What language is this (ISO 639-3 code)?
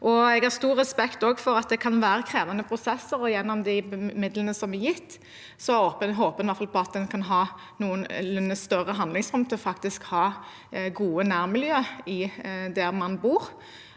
nor